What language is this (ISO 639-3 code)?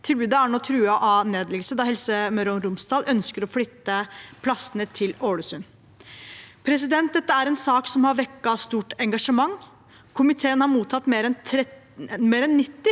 nor